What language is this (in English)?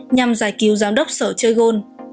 Vietnamese